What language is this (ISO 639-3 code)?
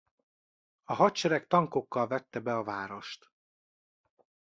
hun